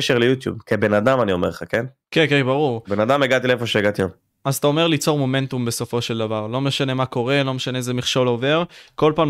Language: Hebrew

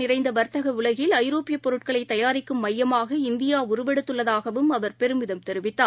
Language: Tamil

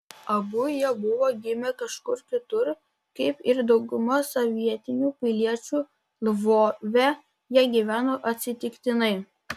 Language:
Lithuanian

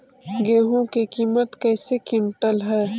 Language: Magahi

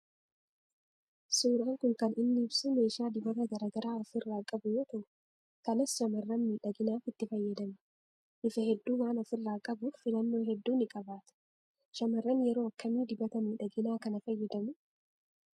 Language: Oromo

